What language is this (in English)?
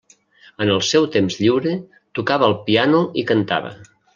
Catalan